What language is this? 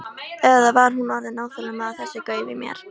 Icelandic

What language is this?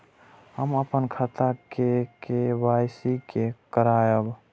Maithili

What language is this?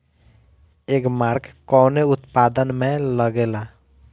Bhojpuri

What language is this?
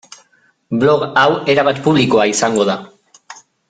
Basque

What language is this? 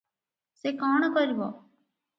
Odia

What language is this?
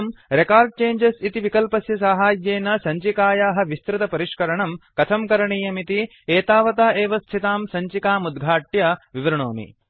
Sanskrit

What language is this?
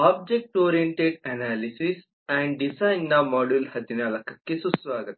Kannada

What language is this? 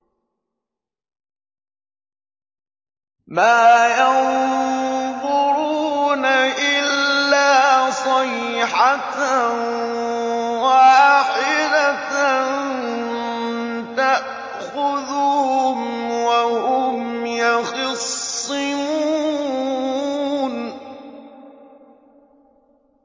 Arabic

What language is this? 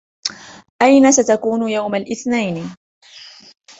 Arabic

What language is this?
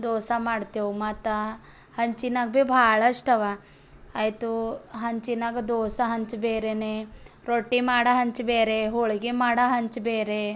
Kannada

